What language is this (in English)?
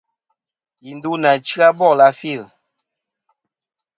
Kom